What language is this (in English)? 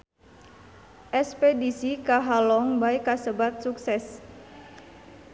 Sundanese